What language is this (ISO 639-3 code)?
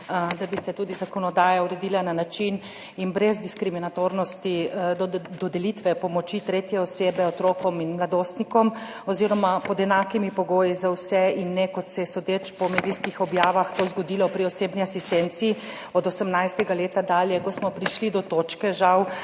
slv